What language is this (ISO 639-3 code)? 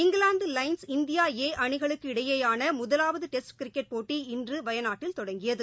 tam